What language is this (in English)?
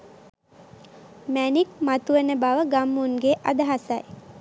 Sinhala